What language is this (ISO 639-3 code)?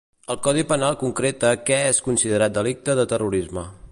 cat